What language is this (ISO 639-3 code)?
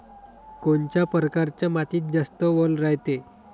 mar